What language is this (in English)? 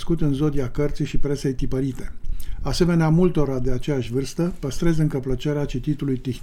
Romanian